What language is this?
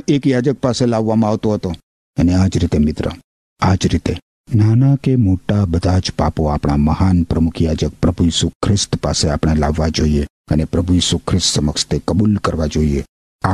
Gujarati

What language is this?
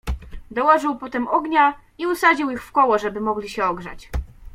Polish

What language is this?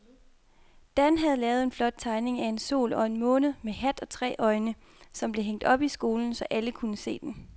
Danish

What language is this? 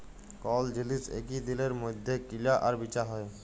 Bangla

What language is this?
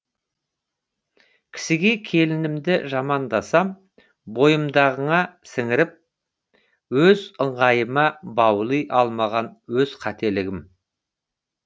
Kazakh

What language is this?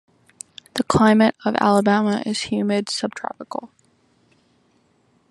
English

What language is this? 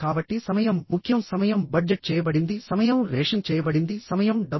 Telugu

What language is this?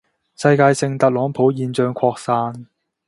Cantonese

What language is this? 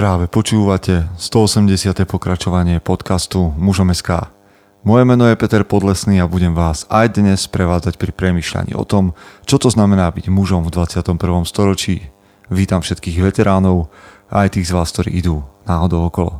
Slovak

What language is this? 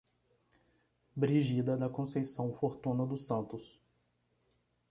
Portuguese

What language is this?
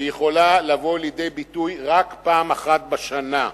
Hebrew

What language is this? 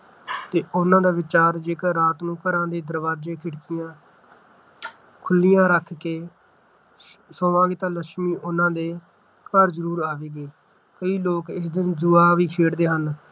Punjabi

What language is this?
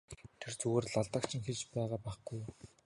Mongolian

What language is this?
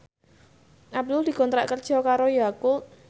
Javanese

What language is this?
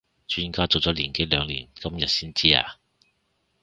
Cantonese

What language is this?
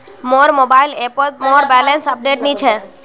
Magahi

